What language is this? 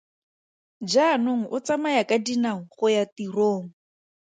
Tswana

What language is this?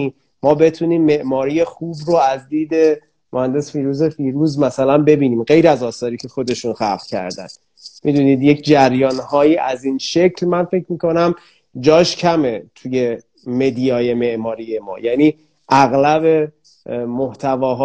Persian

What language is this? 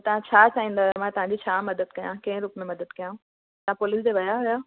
Sindhi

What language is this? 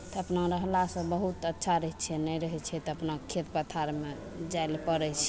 Maithili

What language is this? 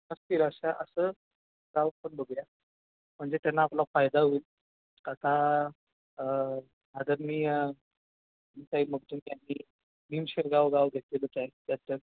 Marathi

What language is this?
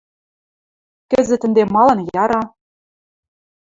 Western Mari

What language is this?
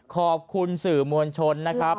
Thai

